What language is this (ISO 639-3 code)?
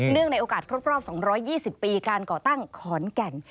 tha